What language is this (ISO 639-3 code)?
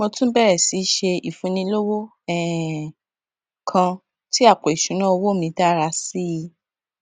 yor